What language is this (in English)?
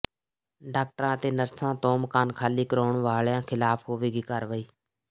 Punjabi